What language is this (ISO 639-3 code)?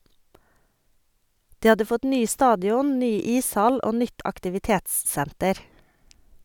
nor